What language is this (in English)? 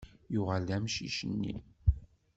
Kabyle